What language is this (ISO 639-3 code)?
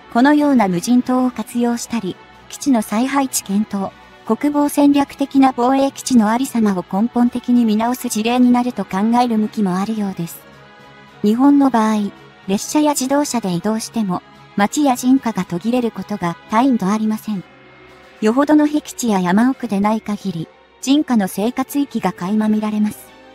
jpn